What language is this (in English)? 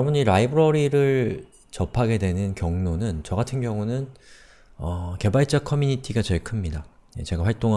Korean